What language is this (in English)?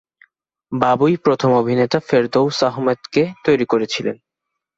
Bangla